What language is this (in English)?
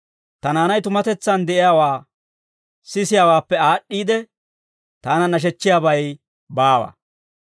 Dawro